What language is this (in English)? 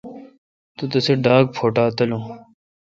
Kalkoti